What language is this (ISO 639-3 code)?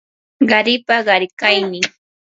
qur